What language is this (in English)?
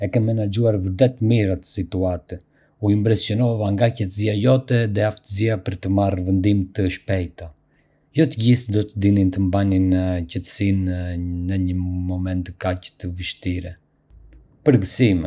Arbëreshë Albanian